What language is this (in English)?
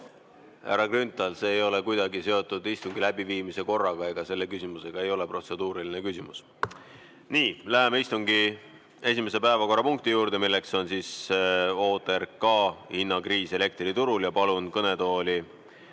Estonian